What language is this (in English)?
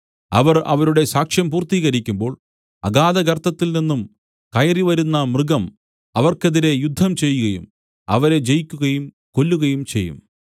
Malayalam